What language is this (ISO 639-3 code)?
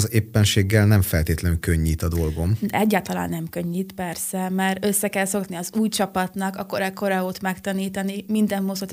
hun